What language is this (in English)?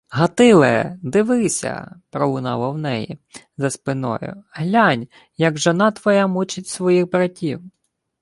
Ukrainian